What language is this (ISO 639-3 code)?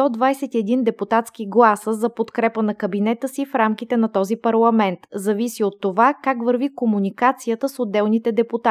bul